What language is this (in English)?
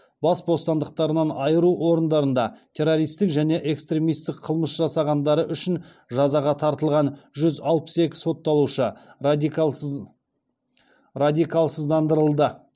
Kazakh